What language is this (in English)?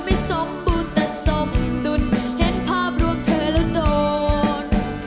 Thai